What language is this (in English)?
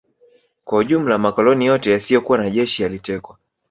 Swahili